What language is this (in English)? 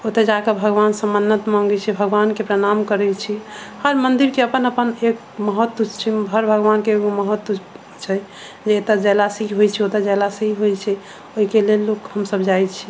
Maithili